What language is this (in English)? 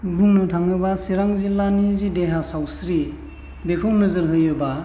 Bodo